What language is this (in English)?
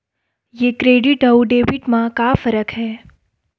Chhattisgarhi